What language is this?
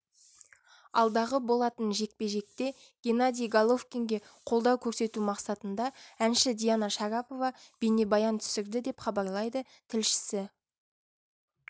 Kazakh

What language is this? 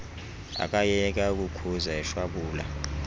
Xhosa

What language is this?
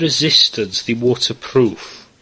Welsh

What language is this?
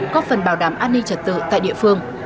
Vietnamese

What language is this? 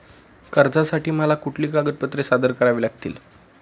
Marathi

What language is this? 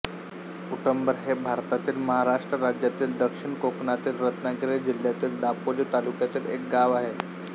Marathi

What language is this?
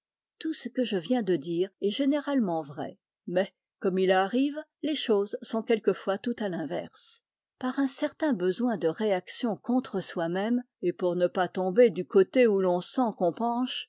French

